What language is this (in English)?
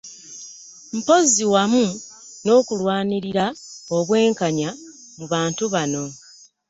Ganda